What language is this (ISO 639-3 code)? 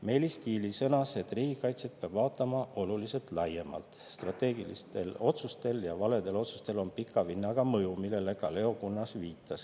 est